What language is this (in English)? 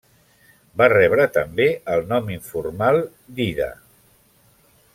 Catalan